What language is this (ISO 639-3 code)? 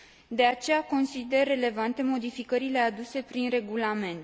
ron